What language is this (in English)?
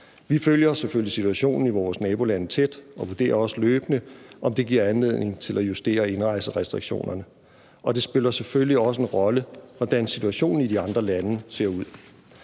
Danish